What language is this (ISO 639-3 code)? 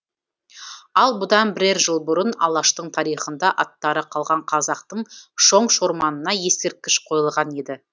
kaz